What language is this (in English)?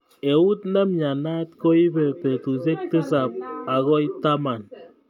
Kalenjin